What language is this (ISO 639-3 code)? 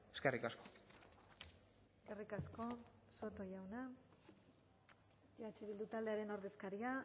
eus